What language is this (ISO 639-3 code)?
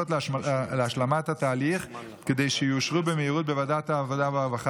heb